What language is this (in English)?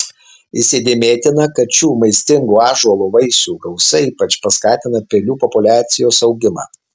Lithuanian